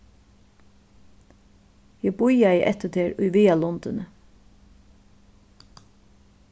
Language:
Faroese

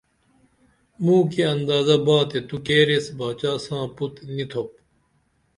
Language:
Dameli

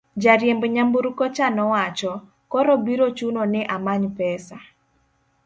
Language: Luo (Kenya and Tanzania)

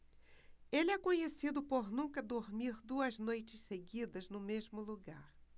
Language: Portuguese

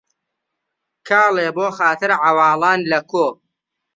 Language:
Central Kurdish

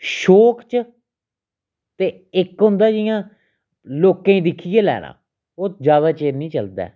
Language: Dogri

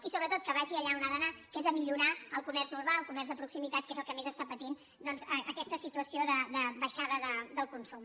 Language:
Catalan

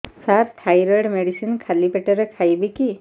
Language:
Odia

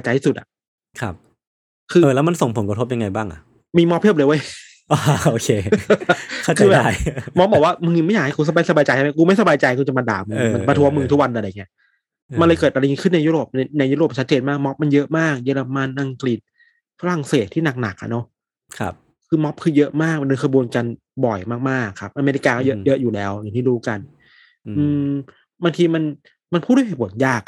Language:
Thai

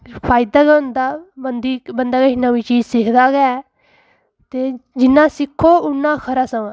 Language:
Dogri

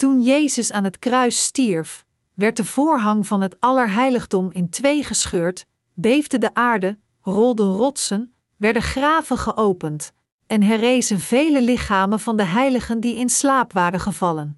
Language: Dutch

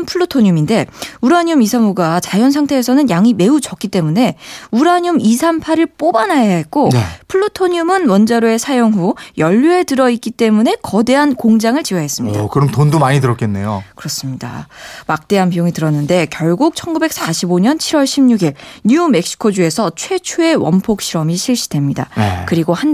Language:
Korean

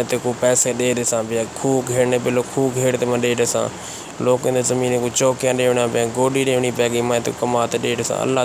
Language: Romanian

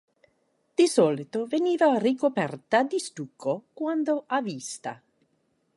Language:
Italian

